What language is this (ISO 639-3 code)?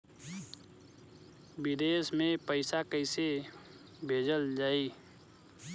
bho